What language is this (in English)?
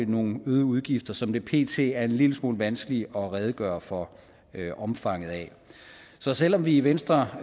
Danish